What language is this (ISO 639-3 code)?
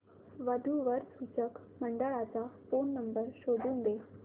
mar